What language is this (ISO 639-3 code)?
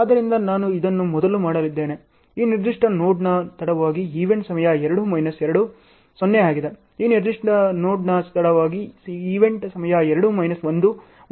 kan